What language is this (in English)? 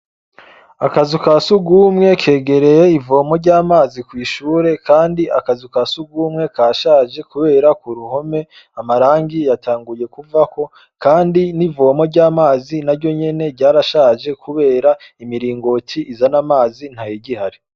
Rundi